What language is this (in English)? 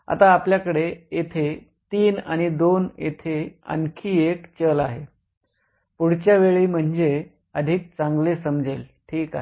Marathi